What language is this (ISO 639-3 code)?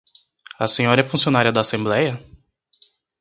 por